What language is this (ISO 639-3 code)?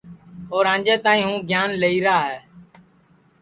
ssi